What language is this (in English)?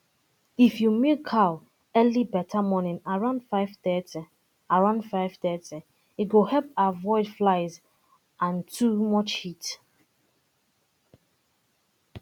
Nigerian Pidgin